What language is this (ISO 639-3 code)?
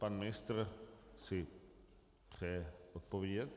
ces